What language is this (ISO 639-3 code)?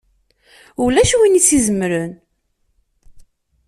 kab